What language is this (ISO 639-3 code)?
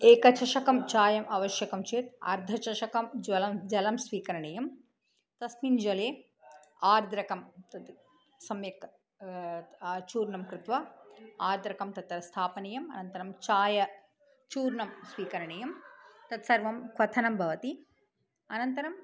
san